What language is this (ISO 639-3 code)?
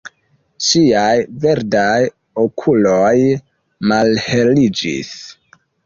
epo